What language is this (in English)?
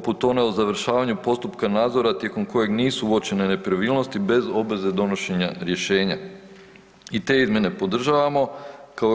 Croatian